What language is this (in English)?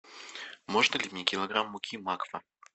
Russian